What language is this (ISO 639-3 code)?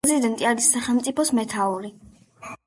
kat